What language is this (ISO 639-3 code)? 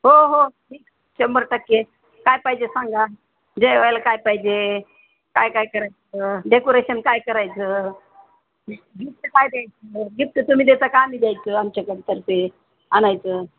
mar